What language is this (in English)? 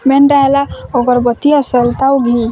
Odia